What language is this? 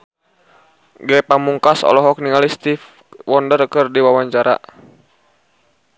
Sundanese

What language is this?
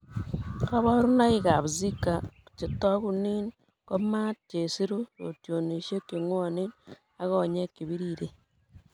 Kalenjin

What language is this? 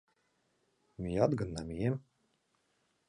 Mari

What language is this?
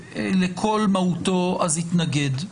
Hebrew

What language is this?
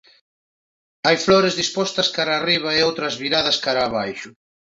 Galician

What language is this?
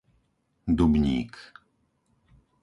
Slovak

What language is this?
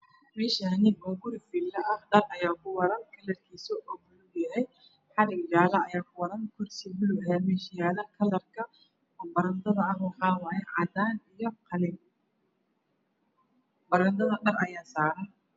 Somali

